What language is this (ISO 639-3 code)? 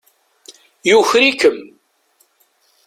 kab